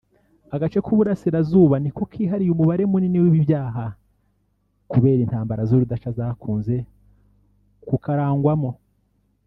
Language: Kinyarwanda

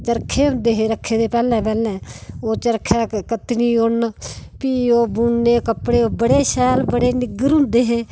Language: Dogri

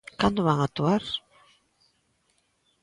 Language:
Galician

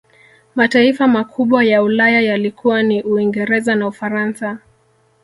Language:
Swahili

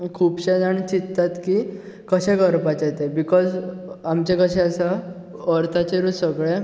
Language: Konkani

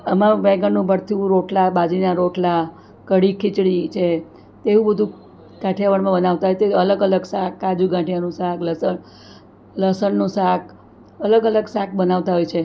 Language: Gujarati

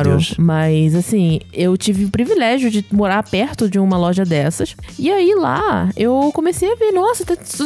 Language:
Portuguese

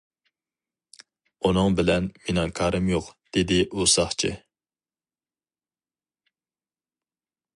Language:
Uyghur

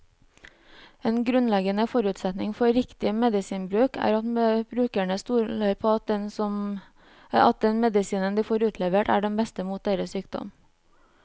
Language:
Norwegian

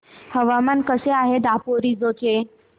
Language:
Marathi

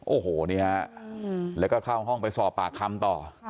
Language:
Thai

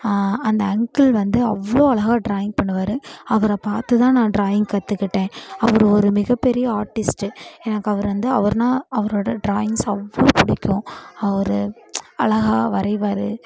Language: Tamil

